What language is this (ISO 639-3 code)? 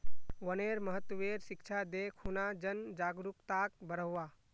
mag